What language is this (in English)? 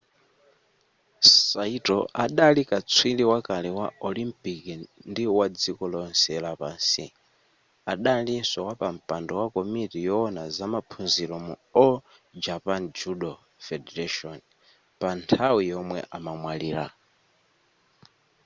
Nyanja